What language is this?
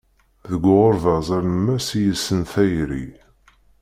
Kabyle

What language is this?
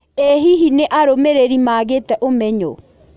Kikuyu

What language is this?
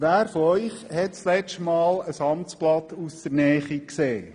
Swiss German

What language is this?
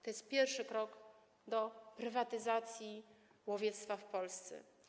Polish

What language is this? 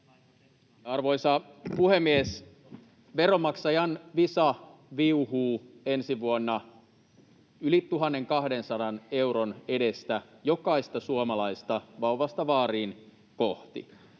Finnish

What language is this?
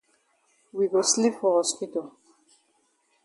Cameroon Pidgin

